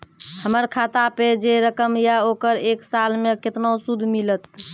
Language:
Maithili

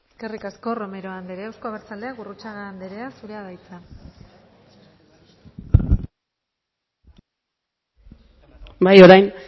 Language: Basque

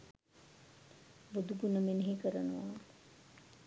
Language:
Sinhala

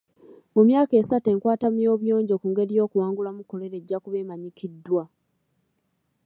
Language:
Ganda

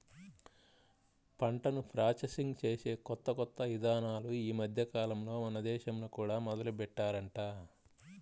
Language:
Telugu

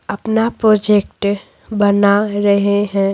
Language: Hindi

